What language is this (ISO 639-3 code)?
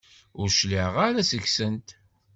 kab